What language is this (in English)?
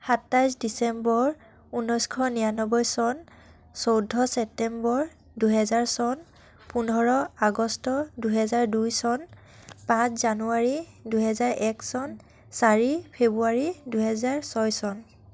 Assamese